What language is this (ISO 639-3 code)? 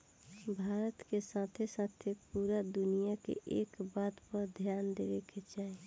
bho